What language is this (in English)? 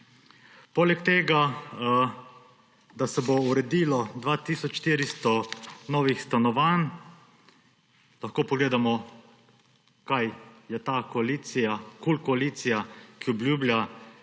Slovenian